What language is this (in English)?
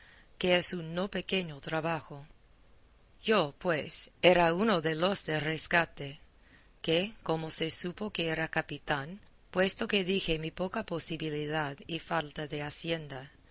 Spanish